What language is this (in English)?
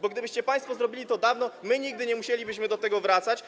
Polish